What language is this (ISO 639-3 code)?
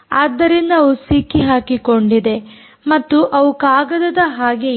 kan